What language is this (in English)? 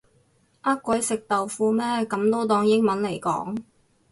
Cantonese